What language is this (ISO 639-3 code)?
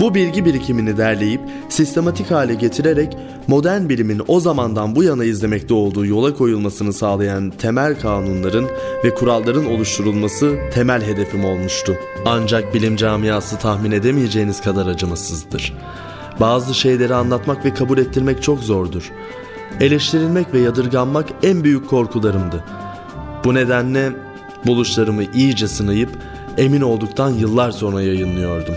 tur